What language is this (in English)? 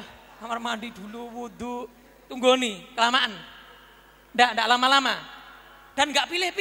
Indonesian